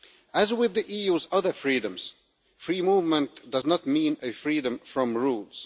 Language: English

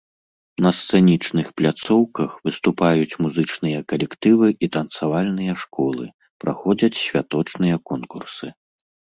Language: Belarusian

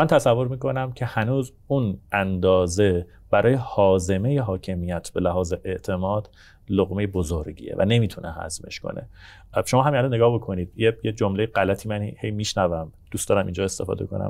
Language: Persian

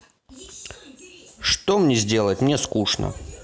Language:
Russian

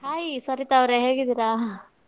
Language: Kannada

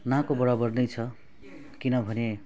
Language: Nepali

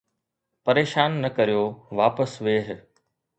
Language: Sindhi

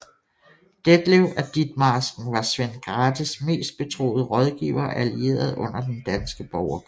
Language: Danish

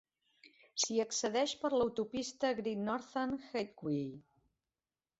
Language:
Catalan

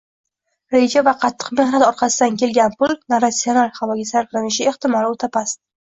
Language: Uzbek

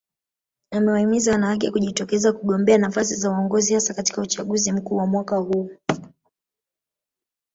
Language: Swahili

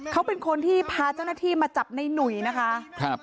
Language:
Thai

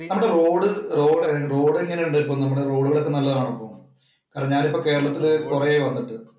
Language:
Malayalam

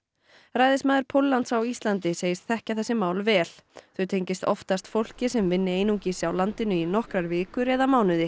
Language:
Icelandic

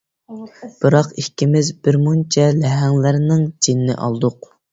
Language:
Uyghur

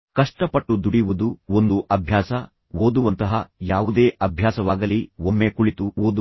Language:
Kannada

